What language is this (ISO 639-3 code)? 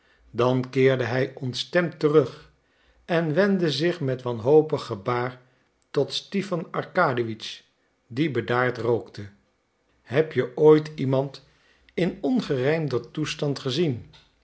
nld